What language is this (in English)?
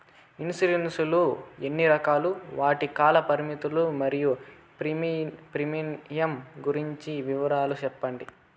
Telugu